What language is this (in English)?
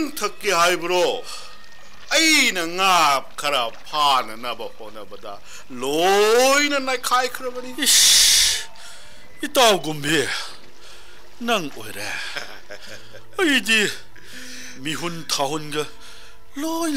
Korean